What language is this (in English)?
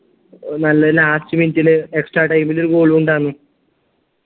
Malayalam